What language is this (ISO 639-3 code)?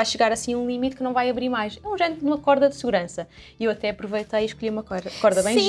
por